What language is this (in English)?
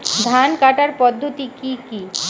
Bangla